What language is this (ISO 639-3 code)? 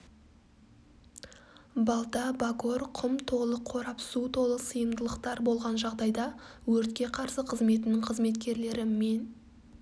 kaz